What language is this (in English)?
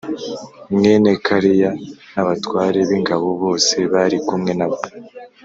Kinyarwanda